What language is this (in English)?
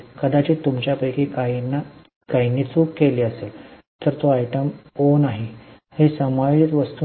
Marathi